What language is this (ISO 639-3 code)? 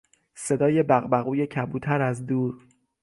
fas